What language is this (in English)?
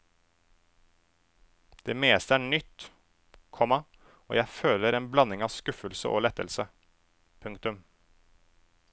Norwegian